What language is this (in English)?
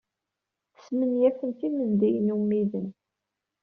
Kabyle